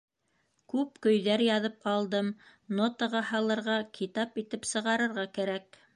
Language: Bashkir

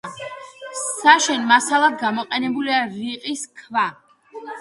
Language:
Georgian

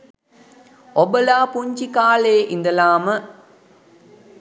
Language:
Sinhala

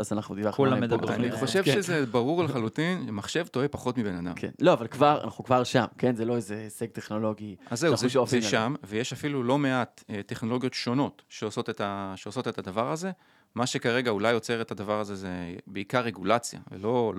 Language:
Hebrew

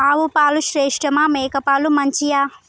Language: Telugu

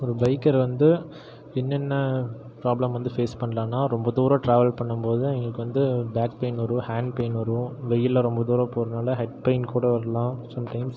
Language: Tamil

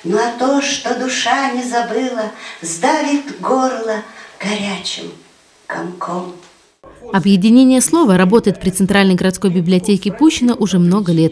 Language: Russian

